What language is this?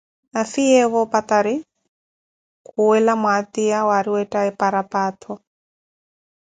Koti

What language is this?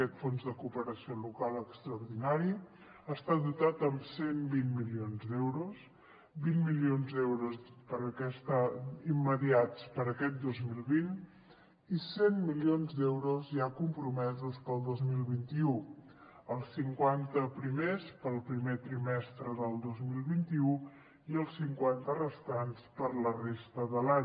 Catalan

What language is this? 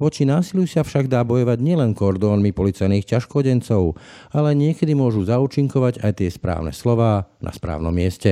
Slovak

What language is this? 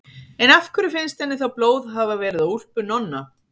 Icelandic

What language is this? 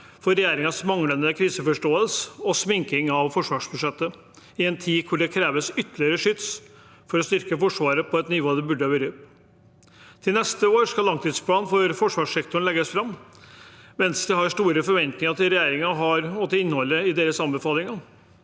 Norwegian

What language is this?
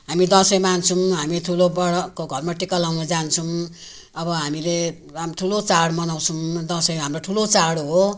Nepali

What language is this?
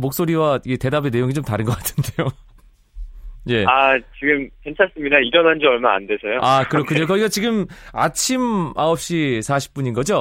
Korean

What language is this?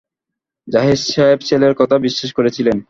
Bangla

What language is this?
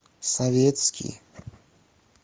Russian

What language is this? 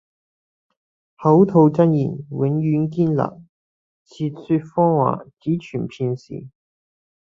Cantonese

